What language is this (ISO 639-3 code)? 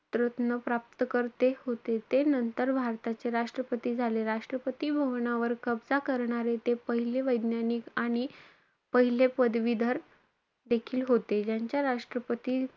mar